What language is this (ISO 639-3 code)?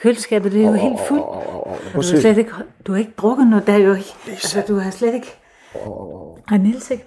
dan